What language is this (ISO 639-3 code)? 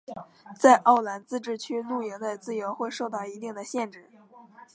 zho